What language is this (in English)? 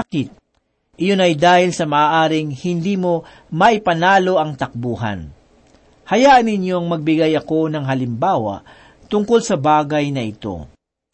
Filipino